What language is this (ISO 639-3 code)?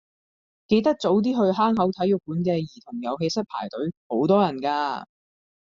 yue